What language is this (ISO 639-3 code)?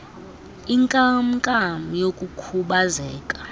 xho